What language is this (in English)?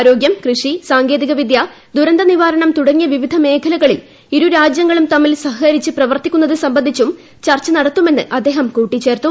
Malayalam